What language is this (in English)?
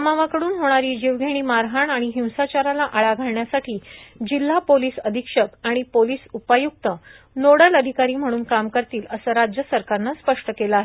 Marathi